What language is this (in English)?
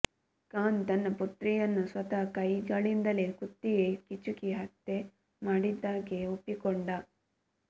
Kannada